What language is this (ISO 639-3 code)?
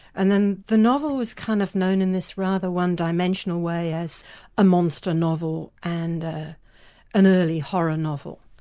eng